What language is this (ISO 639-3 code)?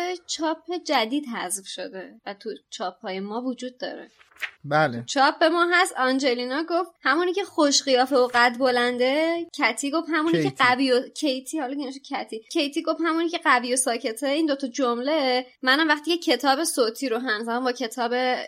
fas